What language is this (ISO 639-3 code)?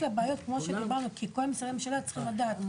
heb